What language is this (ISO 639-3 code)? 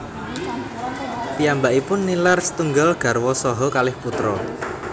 jav